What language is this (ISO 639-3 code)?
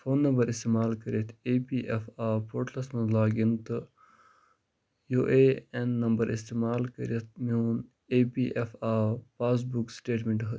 kas